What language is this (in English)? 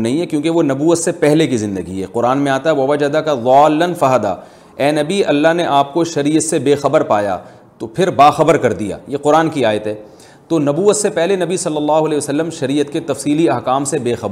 Urdu